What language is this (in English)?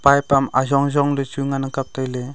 Wancho Naga